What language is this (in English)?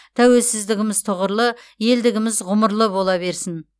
Kazakh